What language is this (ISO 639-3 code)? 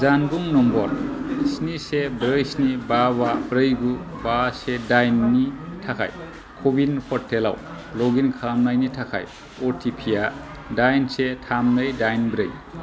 brx